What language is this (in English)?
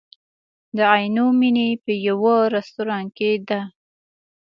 Pashto